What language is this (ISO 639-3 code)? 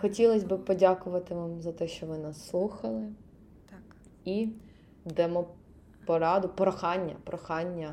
ukr